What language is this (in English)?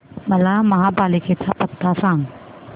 Marathi